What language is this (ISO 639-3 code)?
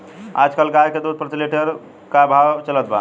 bho